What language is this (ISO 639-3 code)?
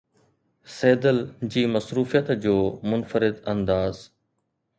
snd